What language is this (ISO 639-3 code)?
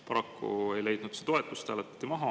est